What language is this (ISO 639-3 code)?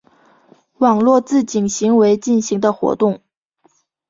zho